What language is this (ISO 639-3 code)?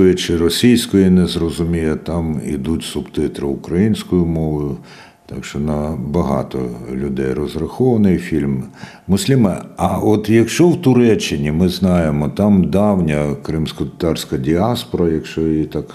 ukr